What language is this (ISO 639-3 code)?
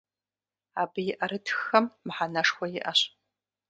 kbd